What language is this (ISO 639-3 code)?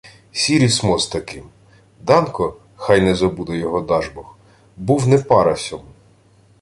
ukr